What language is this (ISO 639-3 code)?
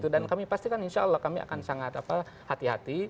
ind